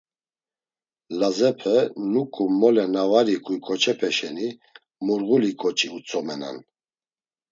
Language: Laz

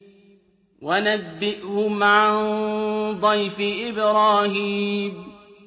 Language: Arabic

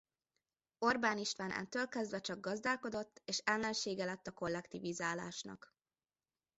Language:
Hungarian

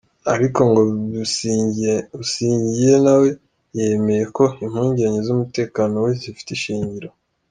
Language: Kinyarwanda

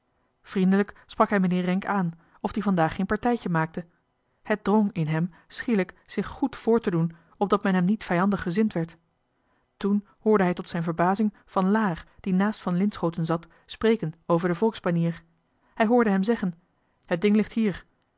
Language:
Dutch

